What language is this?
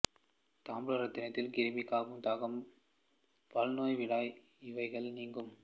Tamil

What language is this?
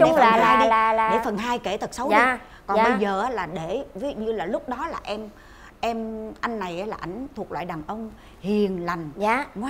Vietnamese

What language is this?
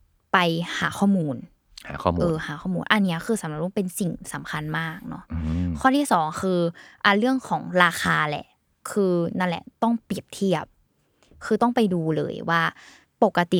Thai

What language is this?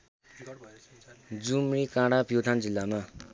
Nepali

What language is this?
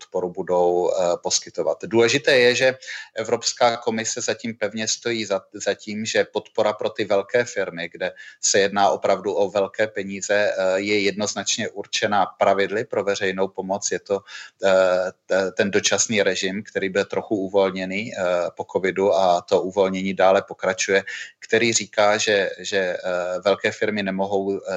Czech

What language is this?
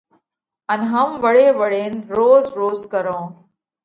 Parkari Koli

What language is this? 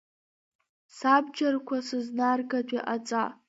Abkhazian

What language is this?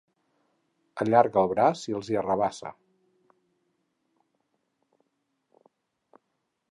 Catalan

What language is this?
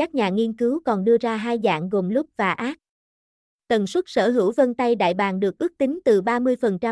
Vietnamese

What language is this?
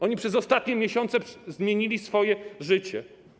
Polish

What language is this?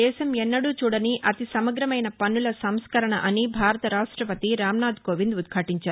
Telugu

